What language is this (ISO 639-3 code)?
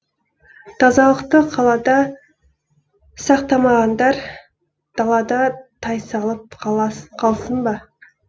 kaz